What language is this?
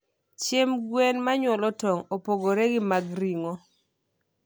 Luo (Kenya and Tanzania)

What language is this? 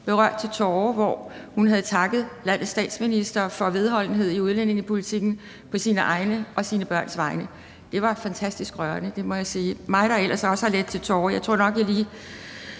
Danish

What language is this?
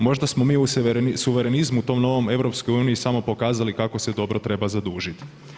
Croatian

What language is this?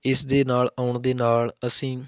Punjabi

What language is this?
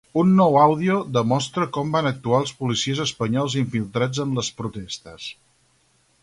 Catalan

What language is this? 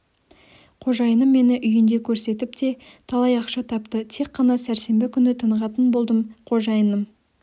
Kazakh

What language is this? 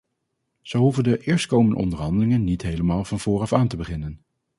Dutch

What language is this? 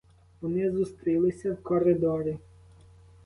Ukrainian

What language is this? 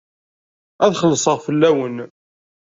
Kabyle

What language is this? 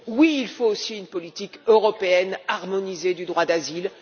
French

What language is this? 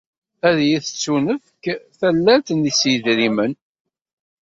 Kabyle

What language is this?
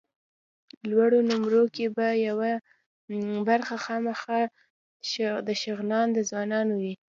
Pashto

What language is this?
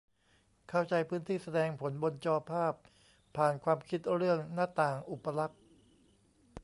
Thai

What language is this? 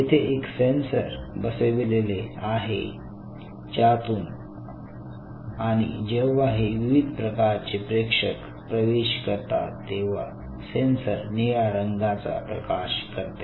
Marathi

